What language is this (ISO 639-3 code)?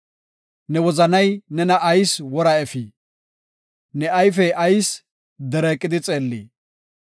gof